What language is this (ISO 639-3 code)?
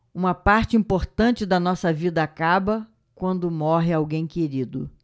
por